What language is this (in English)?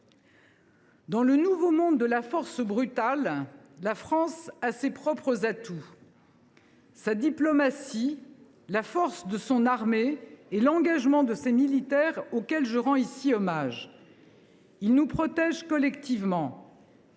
French